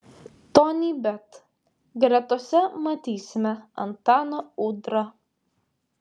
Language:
Lithuanian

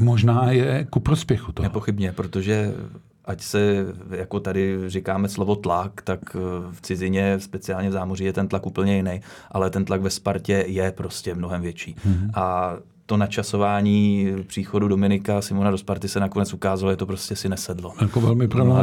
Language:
Czech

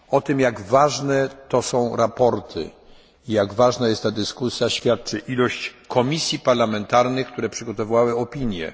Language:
Polish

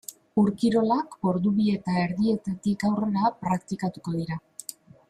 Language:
Basque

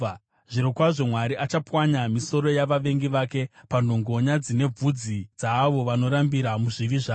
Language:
Shona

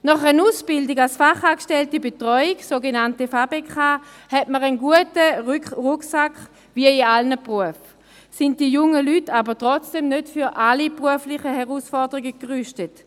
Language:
Swiss German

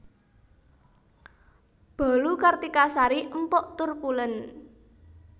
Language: Javanese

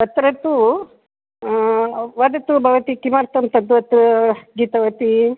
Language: Sanskrit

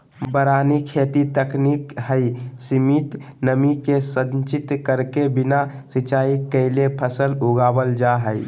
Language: Magahi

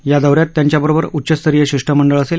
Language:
Marathi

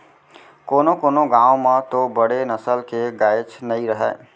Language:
Chhattisgarhi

